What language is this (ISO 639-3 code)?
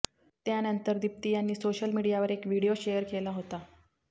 mar